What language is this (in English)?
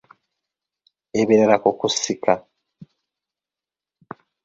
Ganda